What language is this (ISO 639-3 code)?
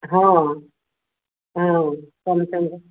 ori